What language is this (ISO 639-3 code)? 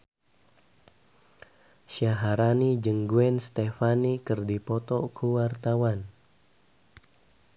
sun